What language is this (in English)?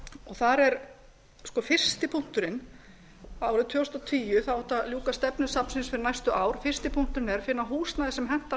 Icelandic